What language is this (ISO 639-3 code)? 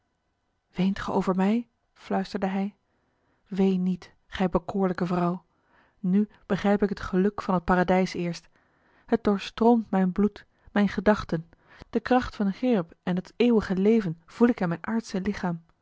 nld